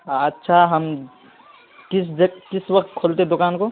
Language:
Urdu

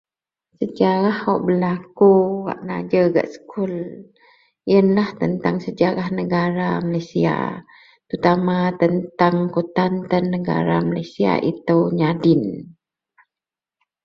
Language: Central Melanau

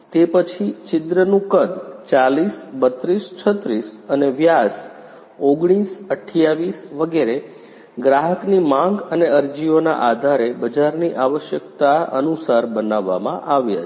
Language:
Gujarati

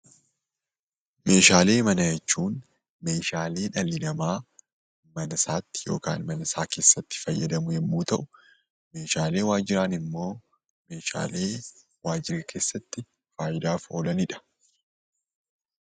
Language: Oromo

